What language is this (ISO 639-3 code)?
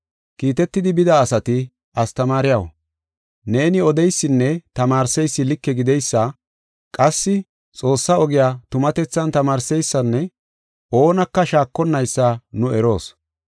gof